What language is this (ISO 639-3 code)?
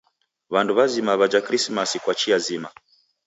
dav